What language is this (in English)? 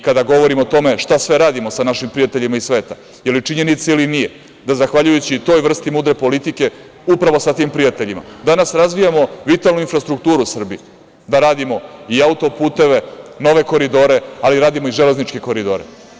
Serbian